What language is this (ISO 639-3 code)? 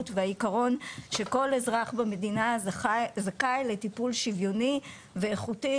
heb